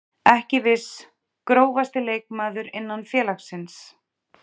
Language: Icelandic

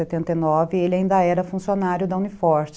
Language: Portuguese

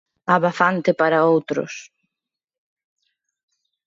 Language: Galician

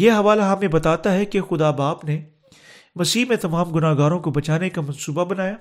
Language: Urdu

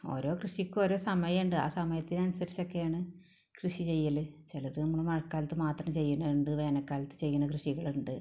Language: Malayalam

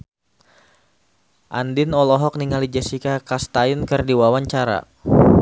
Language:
Sundanese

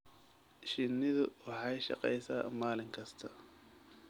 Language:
Somali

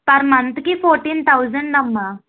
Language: Telugu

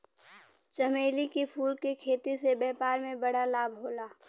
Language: Bhojpuri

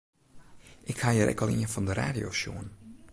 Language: Western Frisian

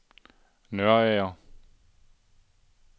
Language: Danish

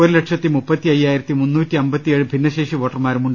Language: Malayalam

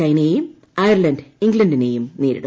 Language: Malayalam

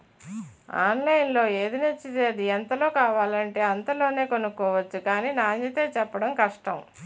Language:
Telugu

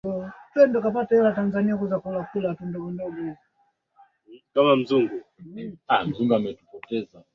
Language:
Swahili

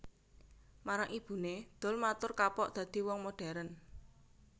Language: Javanese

